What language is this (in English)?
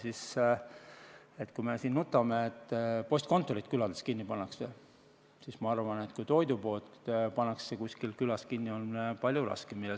Estonian